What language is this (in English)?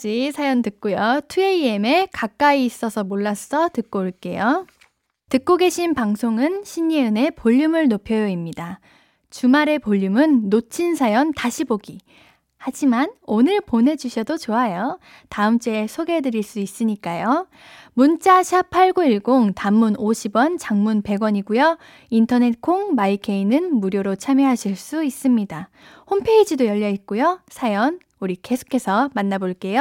Korean